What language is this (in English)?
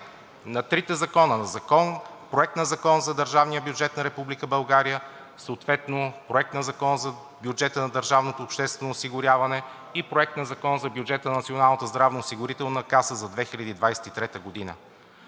Bulgarian